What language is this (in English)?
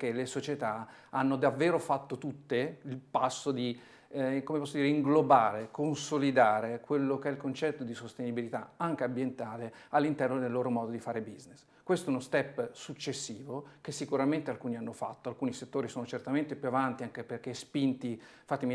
Italian